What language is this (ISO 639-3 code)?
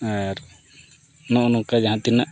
sat